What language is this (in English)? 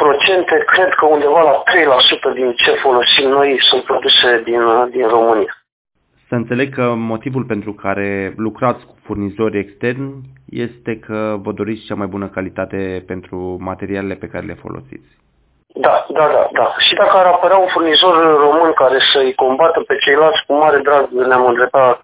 Romanian